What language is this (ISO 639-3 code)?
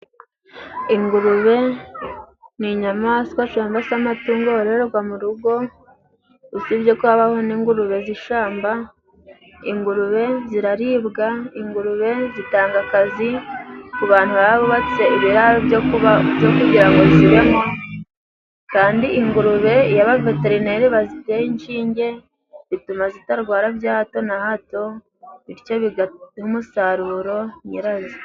kin